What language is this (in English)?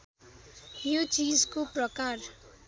Nepali